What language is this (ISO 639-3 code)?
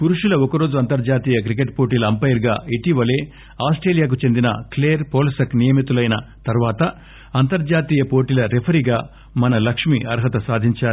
tel